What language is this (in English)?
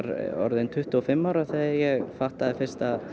Icelandic